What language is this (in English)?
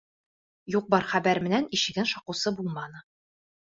Bashkir